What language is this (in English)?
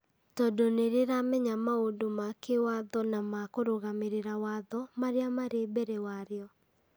Kikuyu